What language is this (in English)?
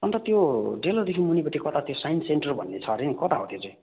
Nepali